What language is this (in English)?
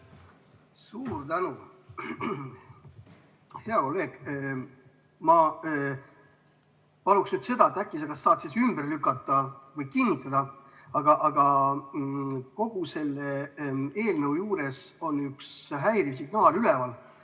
Estonian